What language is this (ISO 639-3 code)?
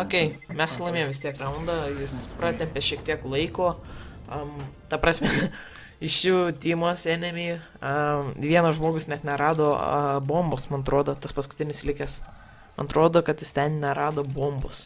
lit